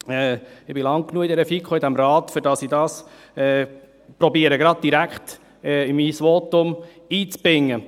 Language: Swiss German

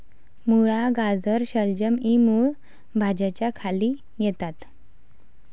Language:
Marathi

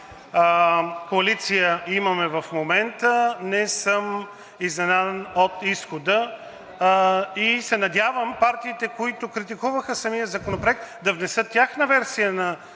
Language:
Bulgarian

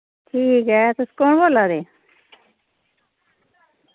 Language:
Dogri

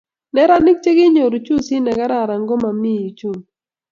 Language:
Kalenjin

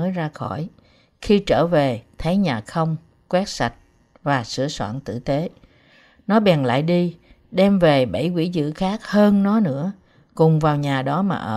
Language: Vietnamese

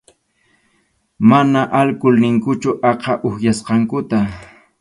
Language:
Arequipa-La Unión Quechua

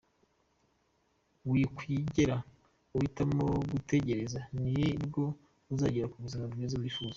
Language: Kinyarwanda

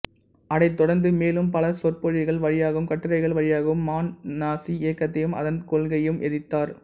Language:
Tamil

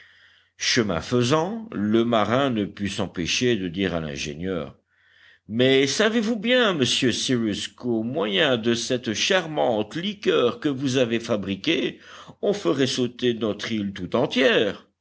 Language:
French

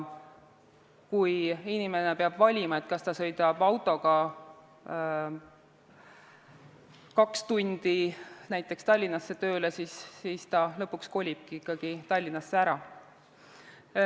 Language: Estonian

